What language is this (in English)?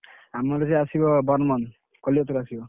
Odia